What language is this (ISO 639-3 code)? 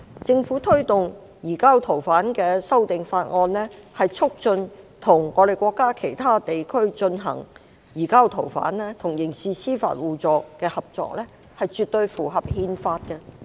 yue